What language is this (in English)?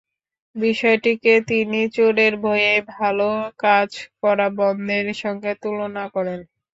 Bangla